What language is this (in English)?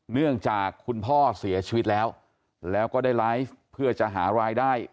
Thai